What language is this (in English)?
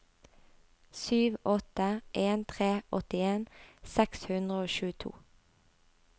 Norwegian